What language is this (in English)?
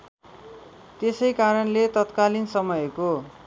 Nepali